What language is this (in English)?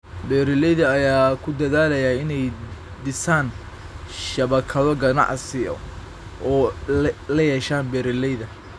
Somali